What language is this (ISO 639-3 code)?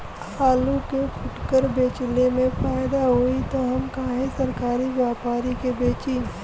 bho